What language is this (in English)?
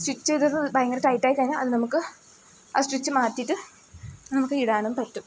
Malayalam